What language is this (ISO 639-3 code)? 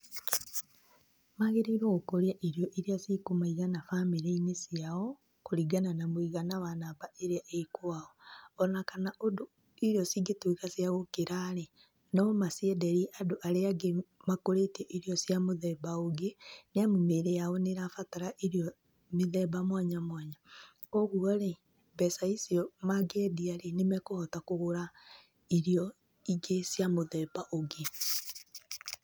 kik